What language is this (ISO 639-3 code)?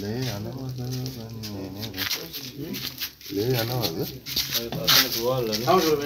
tur